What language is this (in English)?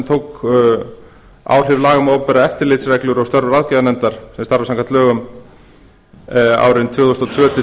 Icelandic